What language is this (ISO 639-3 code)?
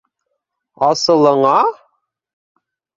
bak